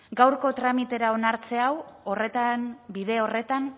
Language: Basque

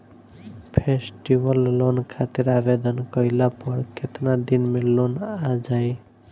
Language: Bhojpuri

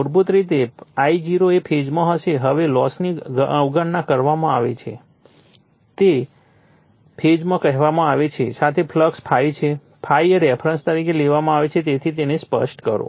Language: Gujarati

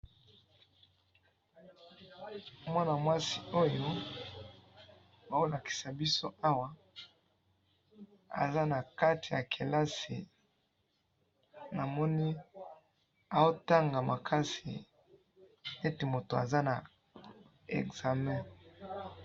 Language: Lingala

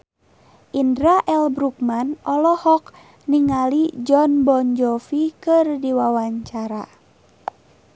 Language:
Sundanese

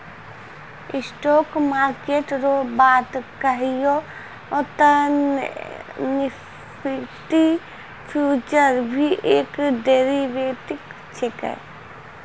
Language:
Maithili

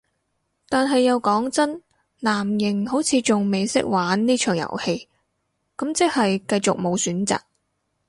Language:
Cantonese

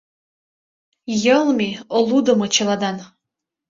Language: Mari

